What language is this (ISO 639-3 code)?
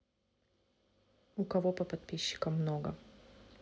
rus